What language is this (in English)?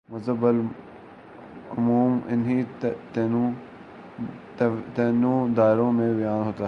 Urdu